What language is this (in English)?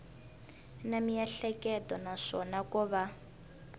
Tsonga